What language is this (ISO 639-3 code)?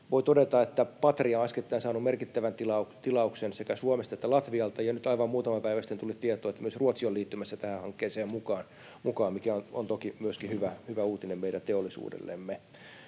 fin